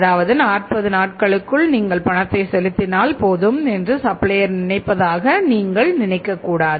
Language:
Tamil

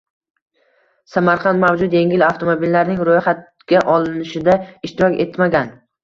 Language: Uzbek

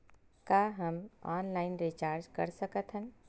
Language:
Chhattisgarhi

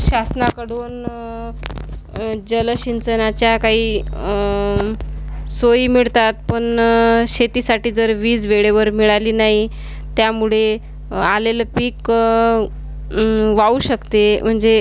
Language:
Marathi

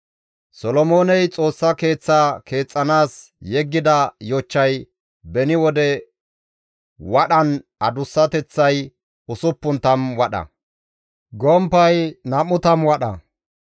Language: Gamo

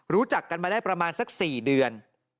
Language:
Thai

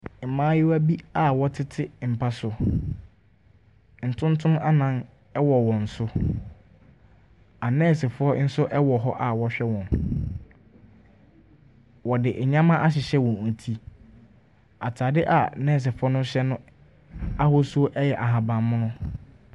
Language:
Akan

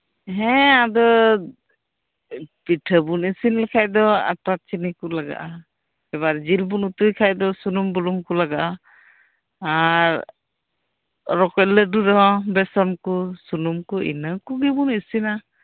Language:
Santali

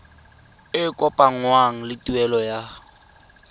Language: Tswana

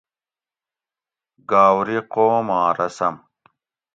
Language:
Gawri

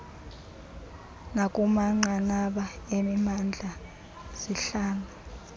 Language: Xhosa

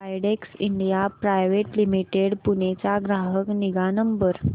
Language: Marathi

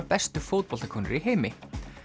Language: Icelandic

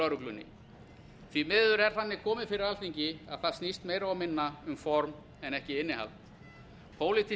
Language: Icelandic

